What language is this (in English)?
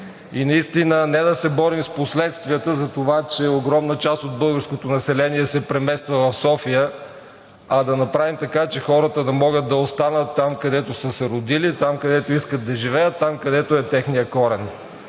Bulgarian